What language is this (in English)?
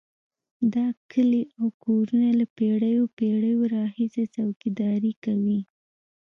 Pashto